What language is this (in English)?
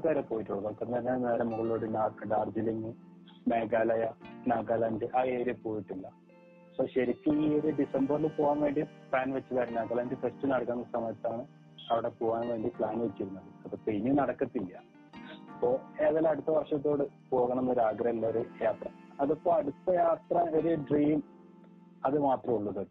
Malayalam